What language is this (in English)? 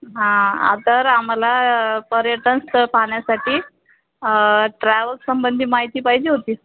Marathi